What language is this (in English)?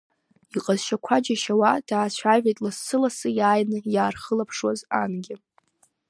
Abkhazian